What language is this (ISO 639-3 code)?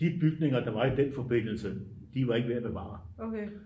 dan